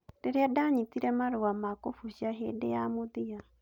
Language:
Kikuyu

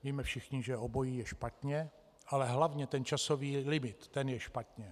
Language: Czech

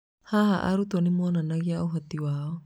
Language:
Kikuyu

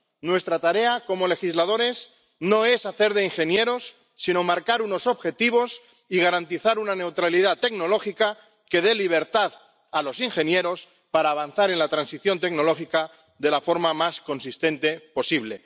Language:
Spanish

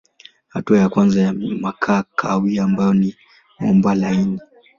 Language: Swahili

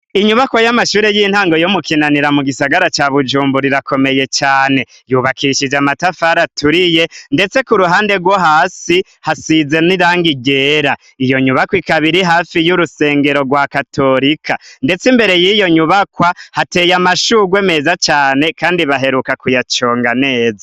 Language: Rundi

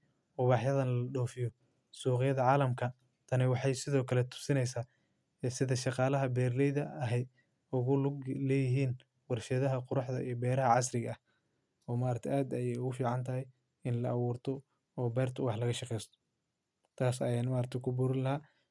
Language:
Somali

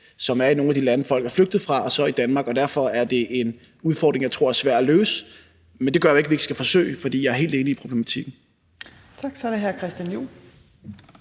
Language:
Danish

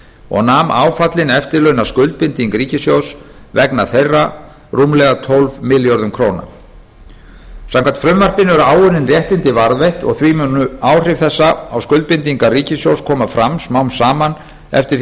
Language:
Icelandic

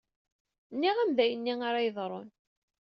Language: Kabyle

